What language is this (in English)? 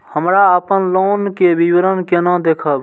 Maithili